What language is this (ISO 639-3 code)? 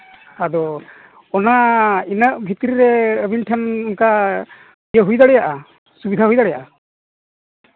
sat